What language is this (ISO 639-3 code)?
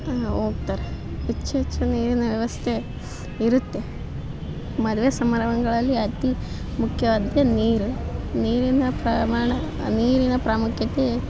kan